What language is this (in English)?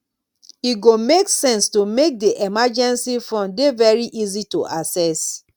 Nigerian Pidgin